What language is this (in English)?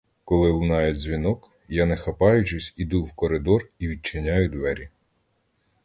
Ukrainian